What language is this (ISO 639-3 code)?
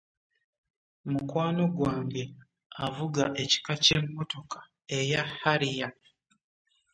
lug